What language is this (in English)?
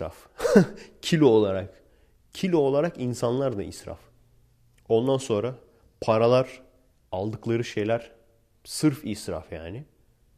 Turkish